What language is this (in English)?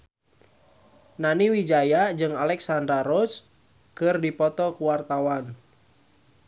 Sundanese